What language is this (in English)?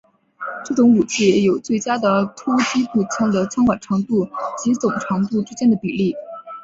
Chinese